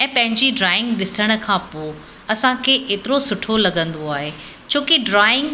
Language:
Sindhi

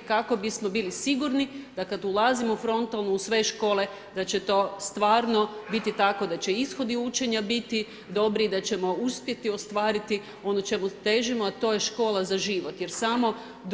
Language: Croatian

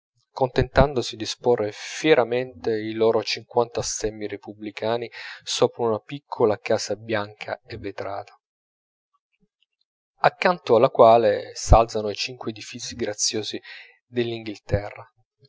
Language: Italian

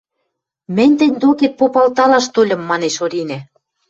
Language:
Western Mari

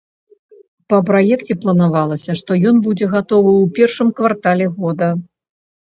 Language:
Belarusian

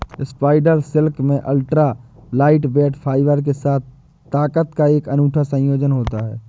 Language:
Hindi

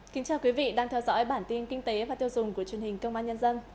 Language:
Vietnamese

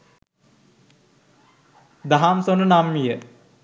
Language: Sinhala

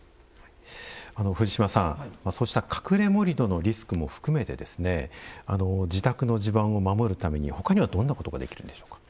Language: Japanese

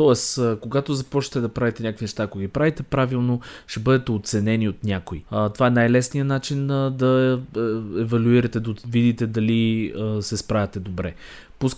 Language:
Bulgarian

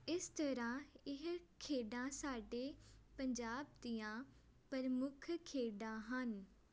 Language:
Punjabi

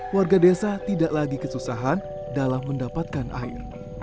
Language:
Indonesian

